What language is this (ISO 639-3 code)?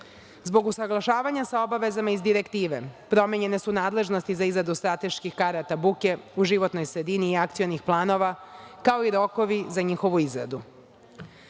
srp